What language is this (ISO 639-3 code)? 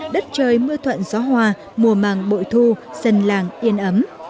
vie